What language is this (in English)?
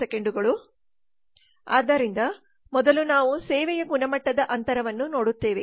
Kannada